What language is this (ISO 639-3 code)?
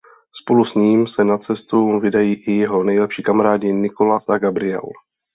ces